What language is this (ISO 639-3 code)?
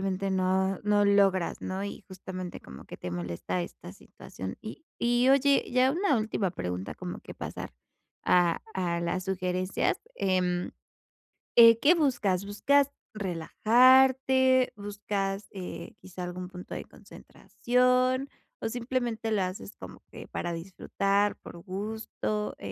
spa